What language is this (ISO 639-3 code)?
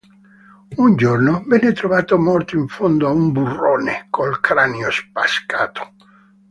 ita